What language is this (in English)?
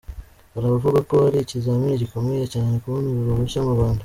Kinyarwanda